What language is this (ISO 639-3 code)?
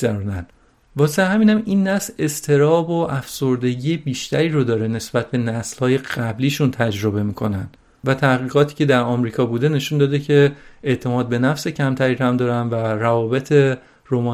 fas